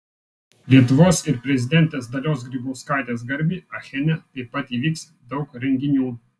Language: Lithuanian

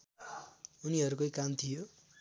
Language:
Nepali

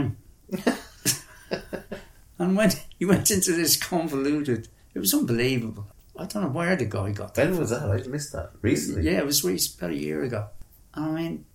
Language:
English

